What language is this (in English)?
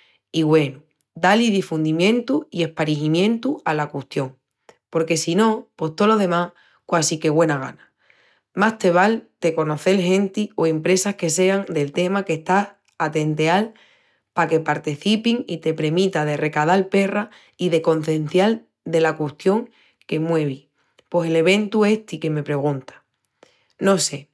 Extremaduran